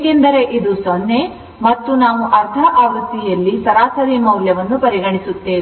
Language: Kannada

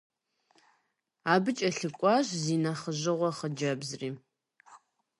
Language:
Kabardian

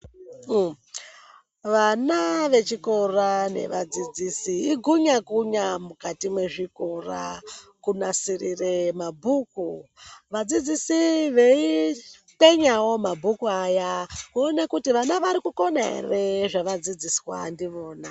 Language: Ndau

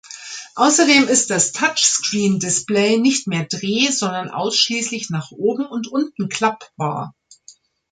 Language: German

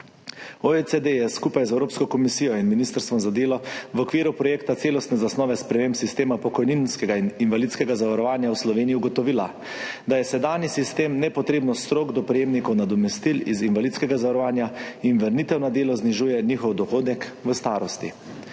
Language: Slovenian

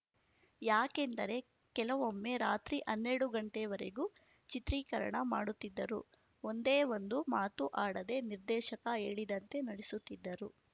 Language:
Kannada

